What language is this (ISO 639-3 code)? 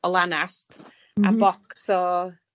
cym